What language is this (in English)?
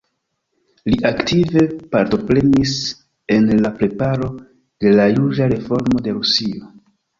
Esperanto